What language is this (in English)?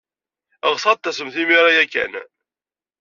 Kabyle